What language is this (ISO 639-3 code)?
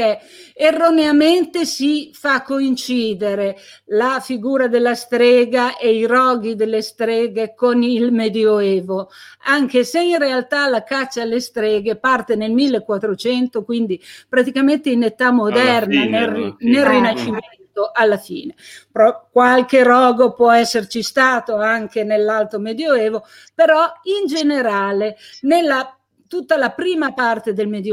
ita